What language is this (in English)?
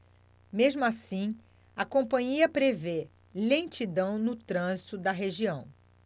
Portuguese